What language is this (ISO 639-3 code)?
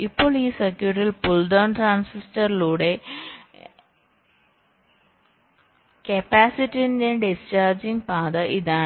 mal